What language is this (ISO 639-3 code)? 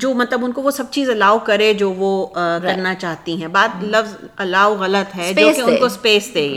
urd